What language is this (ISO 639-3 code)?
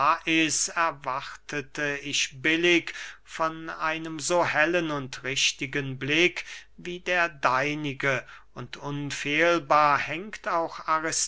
deu